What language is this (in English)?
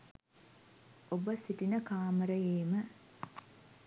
Sinhala